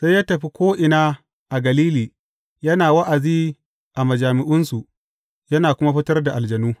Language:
Hausa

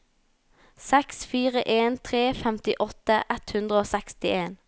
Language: Norwegian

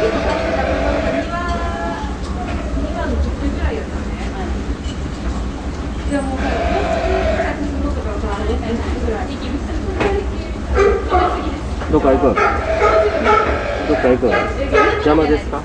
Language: Japanese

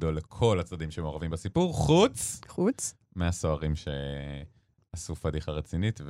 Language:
Hebrew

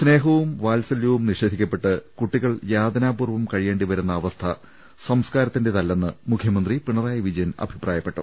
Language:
Malayalam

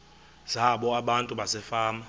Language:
Xhosa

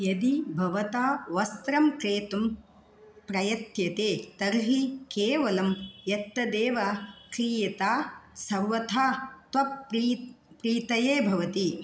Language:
Sanskrit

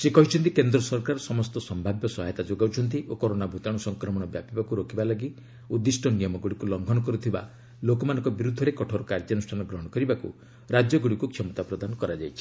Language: Odia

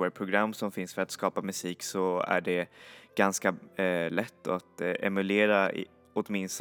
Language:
Swedish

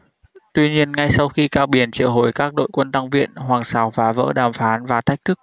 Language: Vietnamese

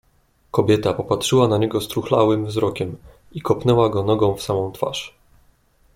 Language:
Polish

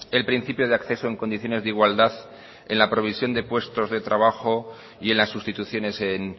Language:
Spanish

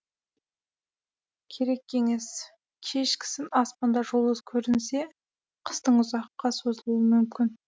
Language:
Kazakh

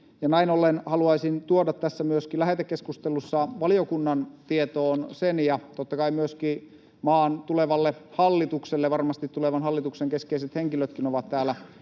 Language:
Finnish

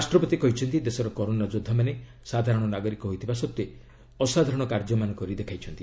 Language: Odia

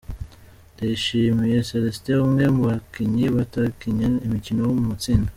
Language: Kinyarwanda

